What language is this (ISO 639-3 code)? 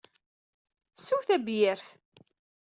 kab